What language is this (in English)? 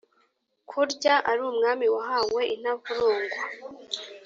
Kinyarwanda